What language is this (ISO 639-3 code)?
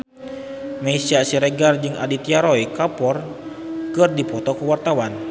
sun